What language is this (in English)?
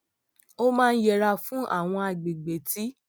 Yoruba